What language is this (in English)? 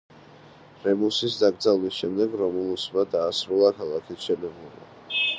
Georgian